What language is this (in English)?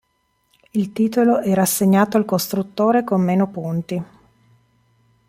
Italian